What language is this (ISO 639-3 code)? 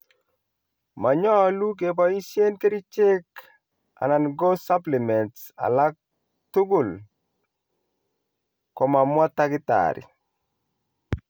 kln